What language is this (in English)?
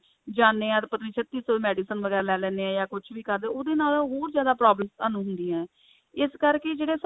Punjabi